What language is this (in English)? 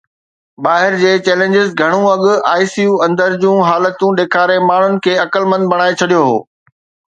Sindhi